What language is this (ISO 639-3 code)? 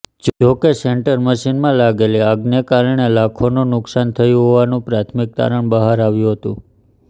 guj